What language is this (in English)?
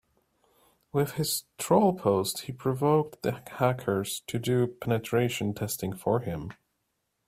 English